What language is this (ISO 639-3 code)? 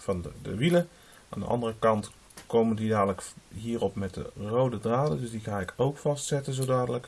nld